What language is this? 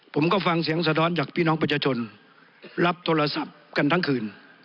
Thai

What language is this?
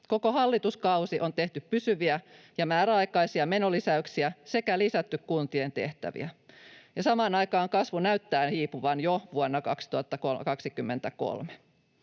Finnish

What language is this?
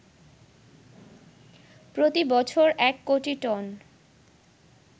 Bangla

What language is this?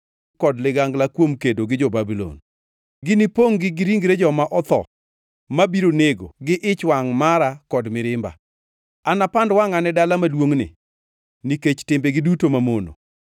Luo (Kenya and Tanzania)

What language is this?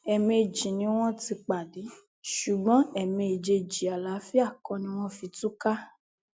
Yoruba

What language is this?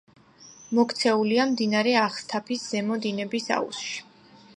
Georgian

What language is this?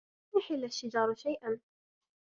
Arabic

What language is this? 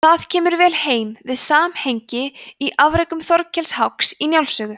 Icelandic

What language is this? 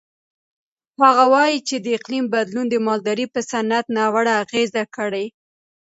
Pashto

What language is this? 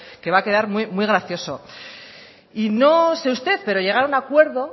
Spanish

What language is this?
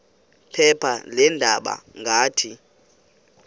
Xhosa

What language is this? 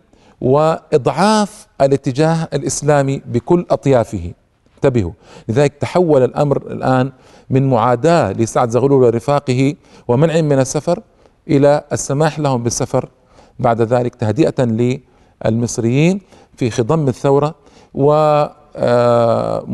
Arabic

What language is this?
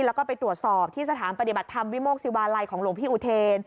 Thai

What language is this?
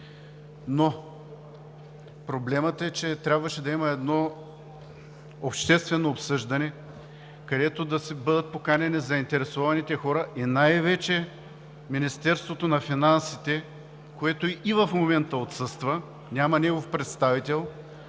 Bulgarian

